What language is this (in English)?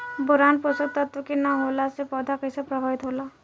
Bhojpuri